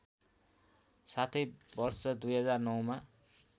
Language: Nepali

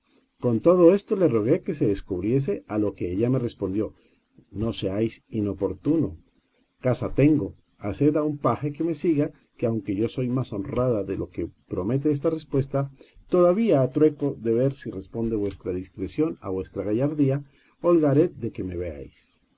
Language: Spanish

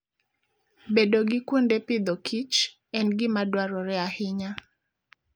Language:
Luo (Kenya and Tanzania)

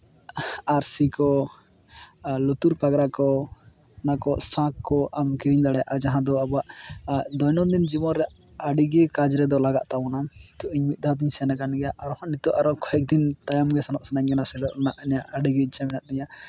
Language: Santali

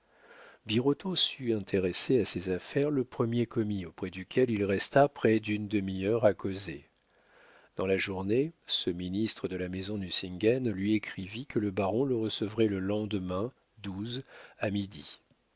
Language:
French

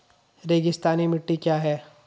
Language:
Hindi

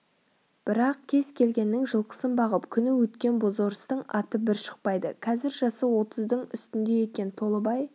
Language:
Kazakh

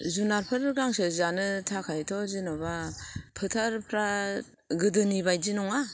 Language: Bodo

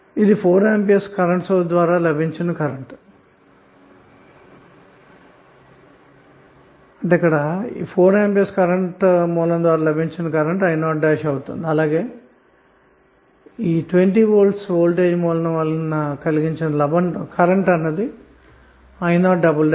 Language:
Telugu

